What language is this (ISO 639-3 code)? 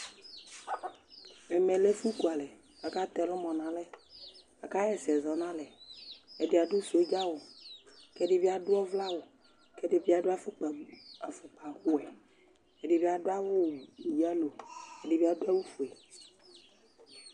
kpo